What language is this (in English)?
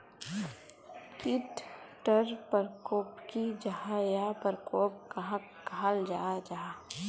Magahi